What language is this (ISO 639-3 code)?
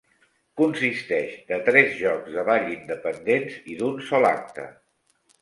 cat